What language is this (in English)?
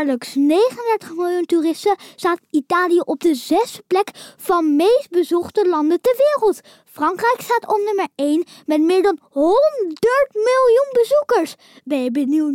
Dutch